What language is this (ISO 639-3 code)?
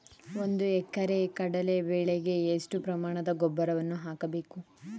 kan